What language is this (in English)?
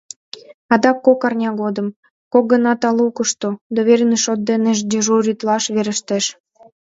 Mari